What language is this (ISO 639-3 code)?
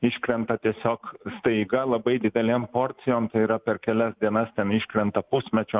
lit